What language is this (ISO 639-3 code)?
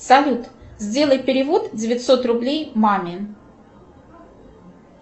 rus